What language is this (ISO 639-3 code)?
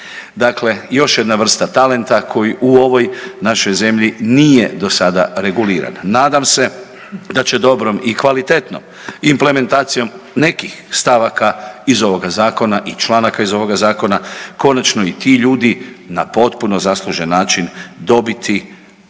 hrv